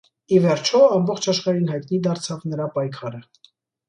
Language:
Armenian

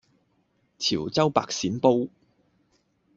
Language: Cantonese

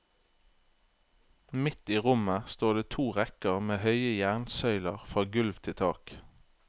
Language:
Norwegian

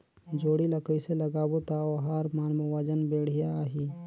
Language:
Chhattisgarhi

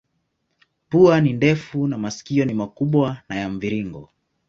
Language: Swahili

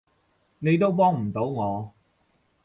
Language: Cantonese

